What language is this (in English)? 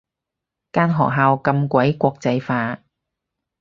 Cantonese